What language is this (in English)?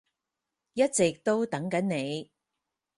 Cantonese